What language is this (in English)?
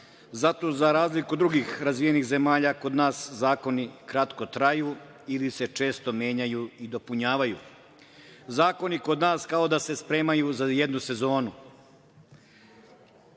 Serbian